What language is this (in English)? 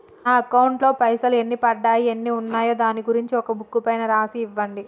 Telugu